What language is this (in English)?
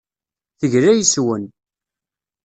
Kabyle